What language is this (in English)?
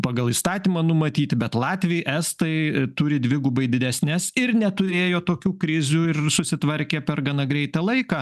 Lithuanian